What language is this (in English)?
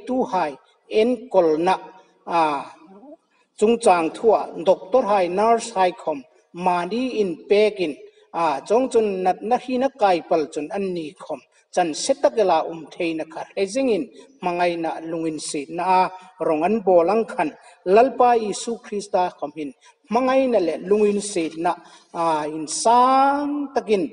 Thai